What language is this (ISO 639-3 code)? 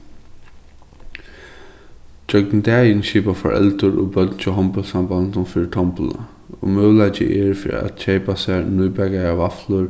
fao